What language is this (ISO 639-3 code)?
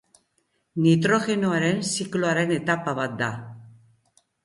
eus